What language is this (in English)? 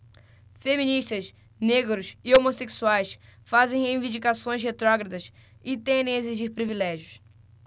Portuguese